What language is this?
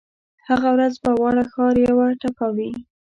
Pashto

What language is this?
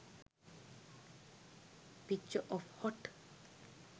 Sinhala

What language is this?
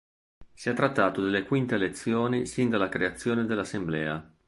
Italian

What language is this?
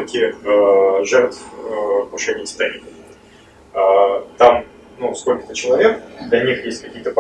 Russian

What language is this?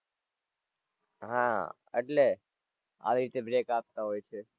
Gujarati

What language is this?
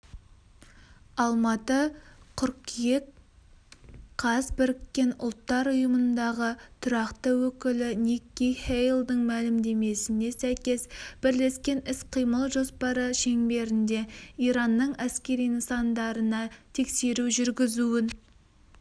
Kazakh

